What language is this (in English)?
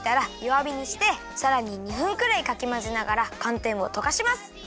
Japanese